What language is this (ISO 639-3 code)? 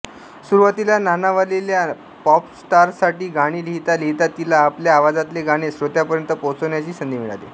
mar